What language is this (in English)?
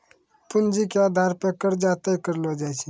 Maithili